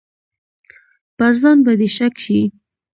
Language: Pashto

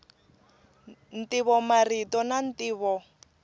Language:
Tsonga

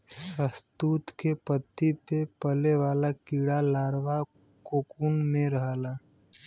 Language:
Bhojpuri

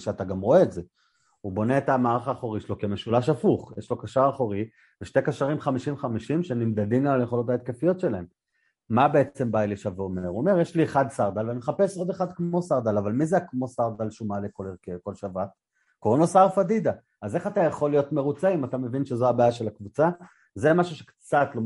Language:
Hebrew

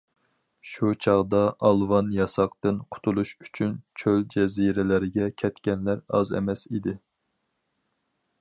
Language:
Uyghur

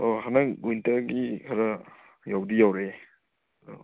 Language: Manipuri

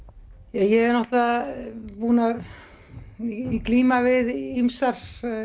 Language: Icelandic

